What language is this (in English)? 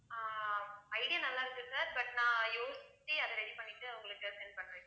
Tamil